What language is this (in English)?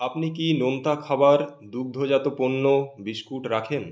Bangla